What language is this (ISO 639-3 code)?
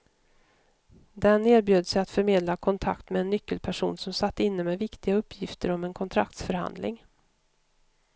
swe